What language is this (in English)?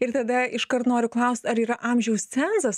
Lithuanian